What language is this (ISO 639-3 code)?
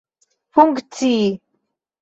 epo